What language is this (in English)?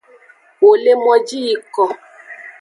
Aja (Benin)